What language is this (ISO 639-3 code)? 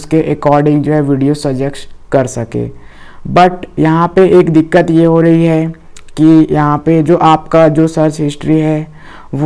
hin